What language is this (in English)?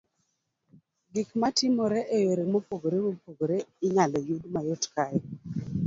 Luo (Kenya and Tanzania)